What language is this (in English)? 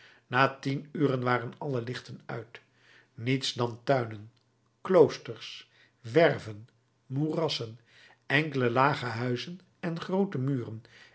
Dutch